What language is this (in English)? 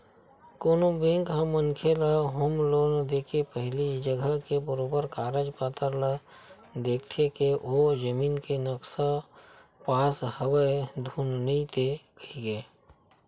Chhattisgarhi